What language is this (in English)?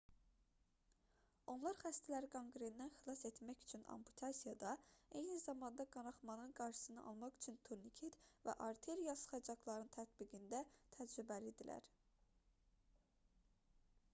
Azerbaijani